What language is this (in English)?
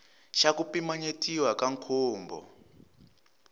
Tsonga